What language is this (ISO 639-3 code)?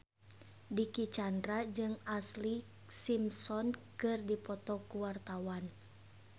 sun